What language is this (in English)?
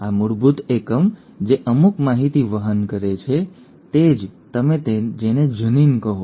Gujarati